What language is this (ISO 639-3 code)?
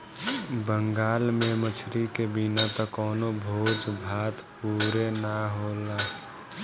bho